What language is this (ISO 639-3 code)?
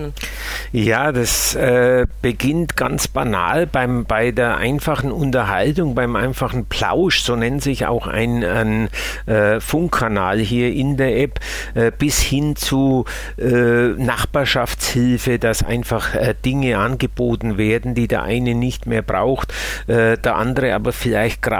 deu